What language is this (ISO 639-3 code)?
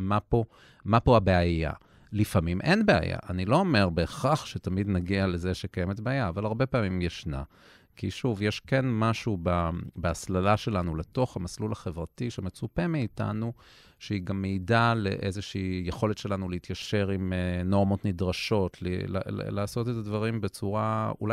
heb